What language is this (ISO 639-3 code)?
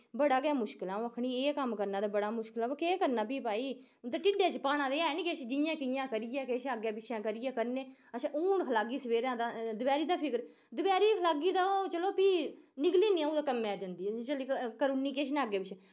doi